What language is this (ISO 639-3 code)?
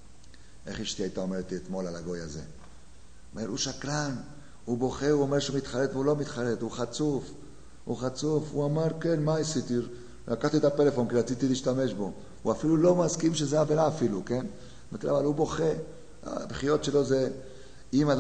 heb